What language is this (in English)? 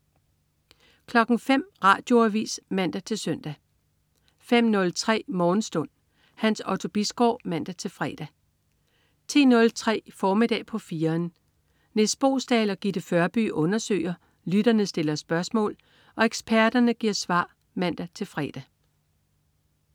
Danish